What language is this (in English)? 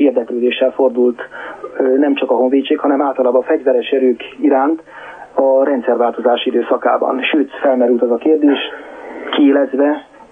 Hungarian